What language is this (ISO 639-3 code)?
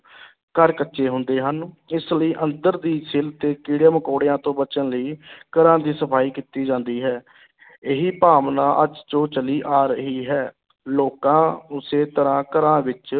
pan